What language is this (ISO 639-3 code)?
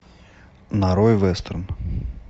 rus